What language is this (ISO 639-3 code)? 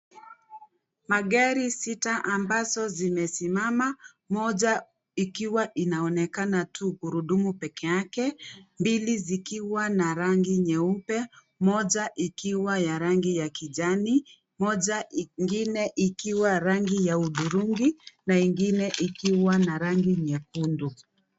swa